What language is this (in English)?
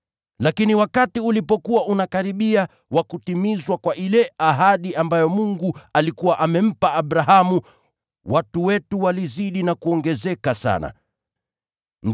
Swahili